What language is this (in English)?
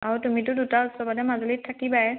Assamese